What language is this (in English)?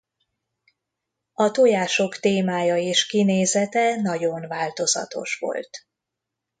Hungarian